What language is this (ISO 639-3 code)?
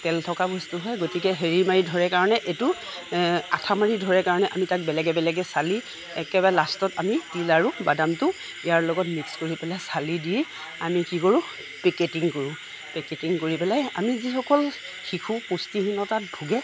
asm